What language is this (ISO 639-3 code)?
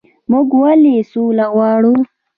pus